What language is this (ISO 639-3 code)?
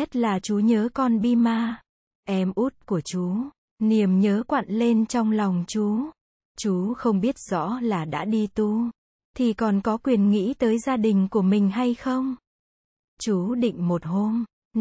vie